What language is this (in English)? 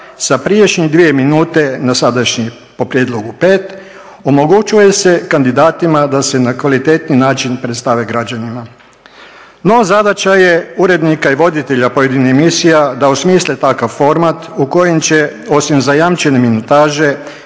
Croatian